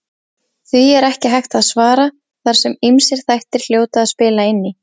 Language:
Icelandic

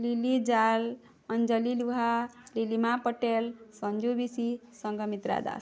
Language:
Odia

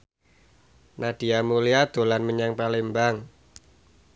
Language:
Javanese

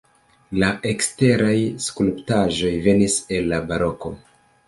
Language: Esperanto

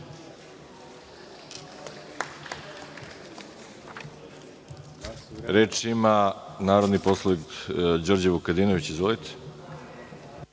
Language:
Serbian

